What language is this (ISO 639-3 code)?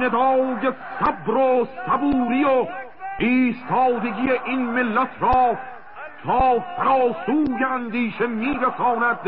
fas